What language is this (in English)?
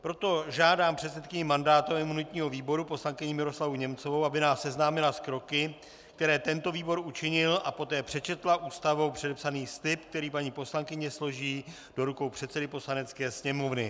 Czech